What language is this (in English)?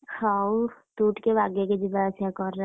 Odia